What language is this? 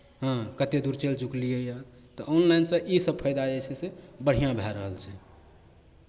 Maithili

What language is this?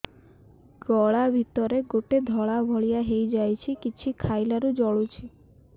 Odia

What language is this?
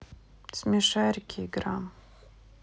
Russian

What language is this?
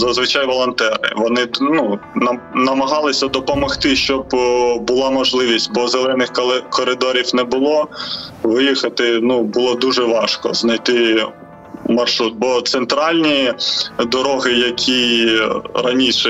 Ukrainian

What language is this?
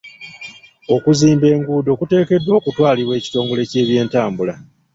Ganda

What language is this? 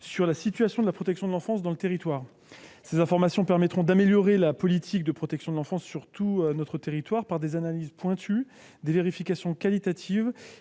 French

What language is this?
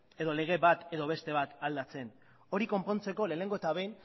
Basque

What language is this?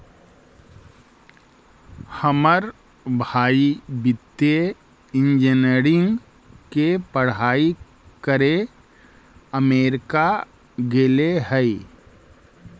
Magahi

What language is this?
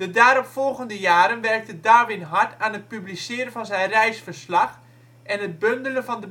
Dutch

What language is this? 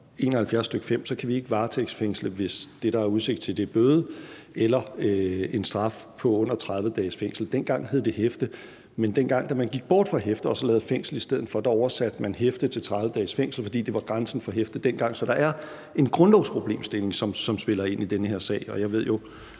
Danish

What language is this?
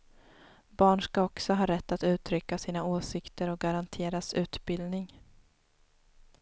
Swedish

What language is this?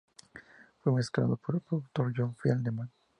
Spanish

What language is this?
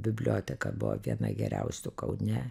Lithuanian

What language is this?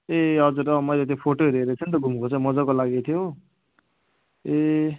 Nepali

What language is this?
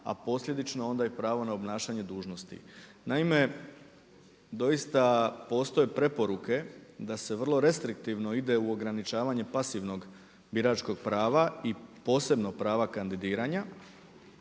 Croatian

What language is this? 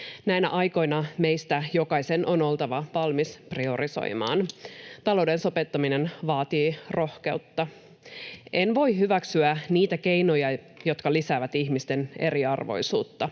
Finnish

